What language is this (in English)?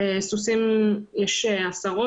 Hebrew